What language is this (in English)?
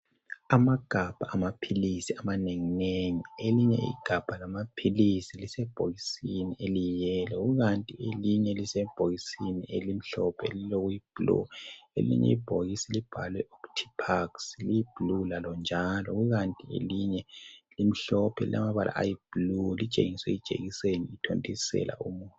North Ndebele